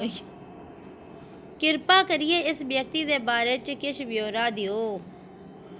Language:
Dogri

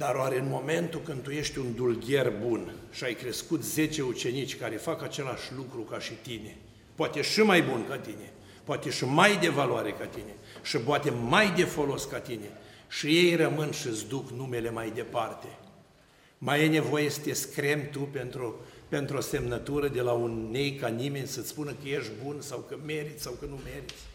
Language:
Romanian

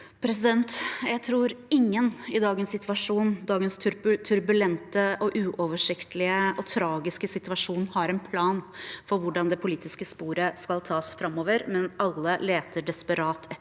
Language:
Norwegian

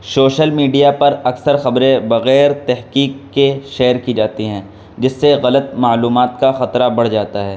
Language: Urdu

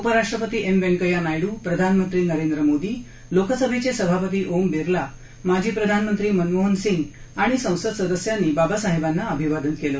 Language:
Marathi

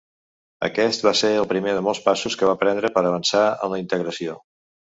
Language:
Catalan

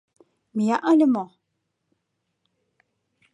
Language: Mari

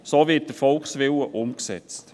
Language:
Swiss German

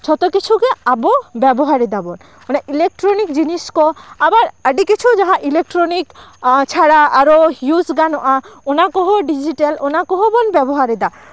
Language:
Santali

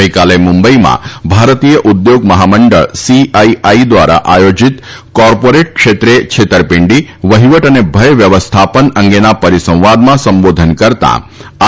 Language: Gujarati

